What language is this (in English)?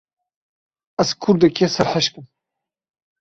Kurdish